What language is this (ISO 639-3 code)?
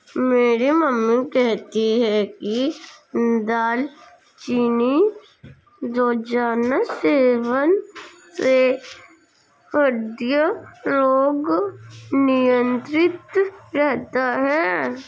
hin